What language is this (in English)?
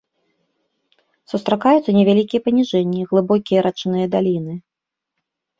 Belarusian